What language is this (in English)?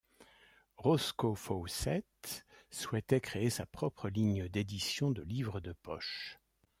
French